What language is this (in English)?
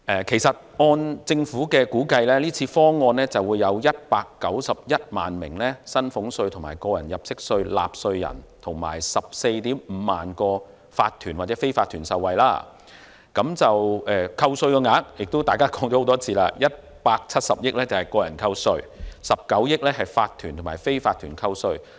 Cantonese